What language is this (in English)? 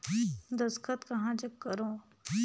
Chhattisgarhi